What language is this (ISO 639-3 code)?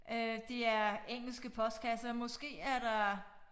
dan